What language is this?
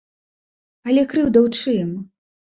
Belarusian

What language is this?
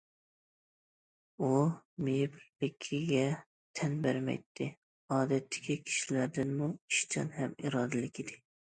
Uyghur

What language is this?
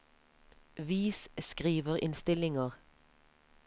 Norwegian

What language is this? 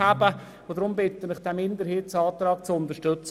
Swiss German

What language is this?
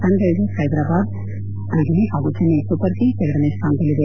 Kannada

